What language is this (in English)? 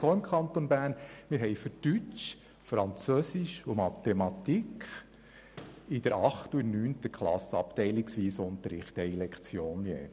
Swiss German